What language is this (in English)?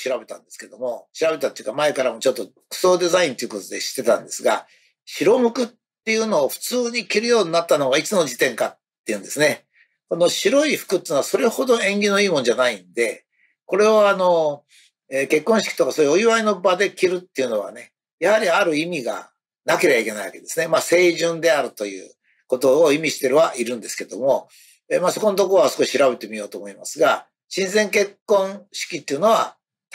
Japanese